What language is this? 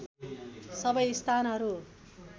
Nepali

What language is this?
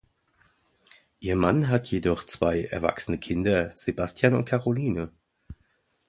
German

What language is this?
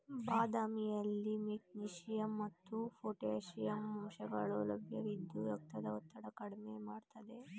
Kannada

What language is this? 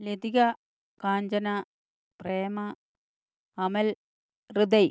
Malayalam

